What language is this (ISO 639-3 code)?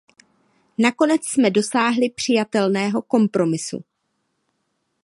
ces